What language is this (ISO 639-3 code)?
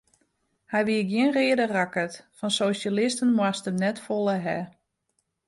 fry